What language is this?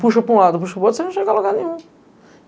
Portuguese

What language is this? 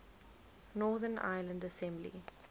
English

